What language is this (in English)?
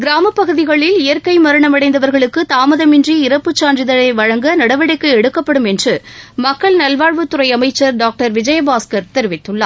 Tamil